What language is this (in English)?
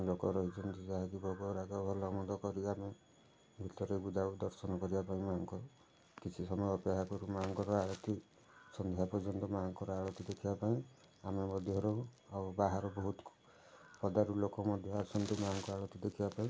Odia